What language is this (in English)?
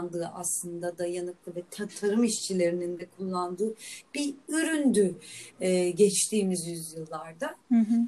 Turkish